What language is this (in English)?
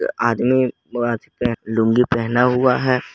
Hindi